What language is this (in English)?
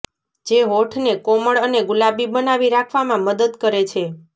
Gujarati